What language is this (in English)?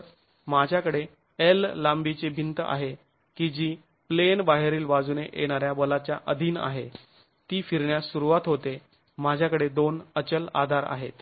Marathi